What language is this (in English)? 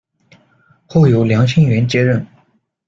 Chinese